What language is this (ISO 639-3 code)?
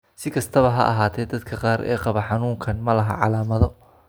som